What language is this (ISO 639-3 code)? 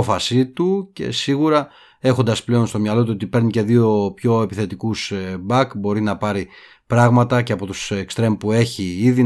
ell